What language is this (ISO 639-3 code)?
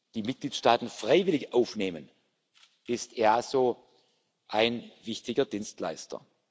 deu